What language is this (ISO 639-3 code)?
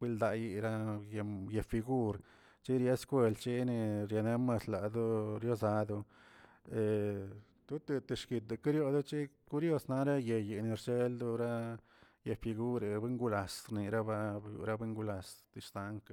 zts